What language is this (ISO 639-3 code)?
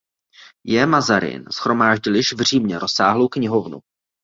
ces